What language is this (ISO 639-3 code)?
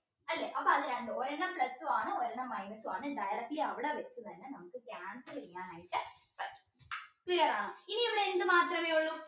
mal